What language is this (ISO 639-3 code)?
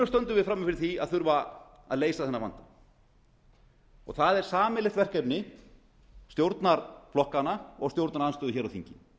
isl